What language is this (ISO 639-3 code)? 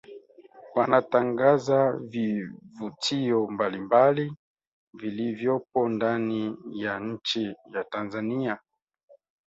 swa